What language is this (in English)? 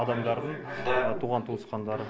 Kazakh